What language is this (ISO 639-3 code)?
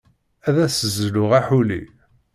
kab